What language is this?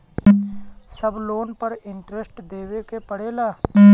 Bhojpuri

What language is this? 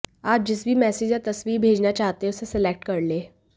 Hindi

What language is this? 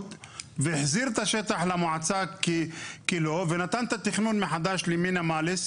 Hebrew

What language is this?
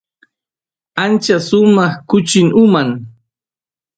Santiago del Estero Quichua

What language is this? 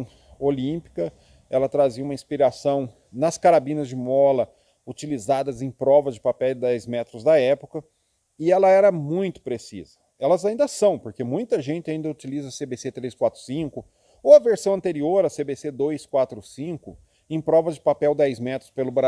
Portuguese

